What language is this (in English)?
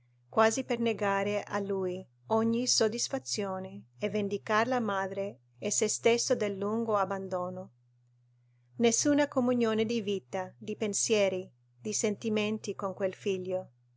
Italian